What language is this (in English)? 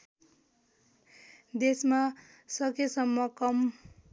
Nepali